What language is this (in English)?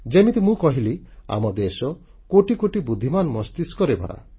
Odia